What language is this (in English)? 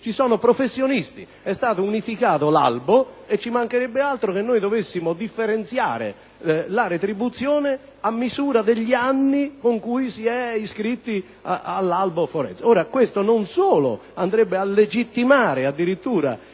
Italian